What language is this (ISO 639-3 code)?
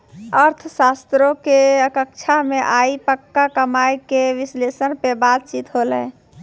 mai